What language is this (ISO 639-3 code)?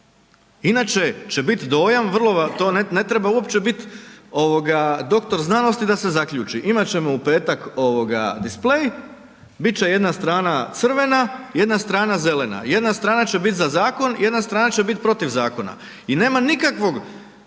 hrv